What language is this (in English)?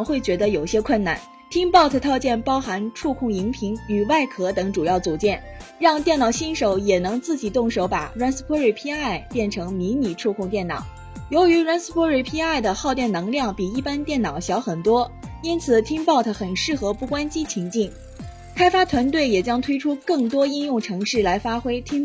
Chinese